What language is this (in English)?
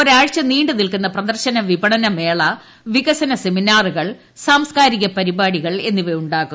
Malayalam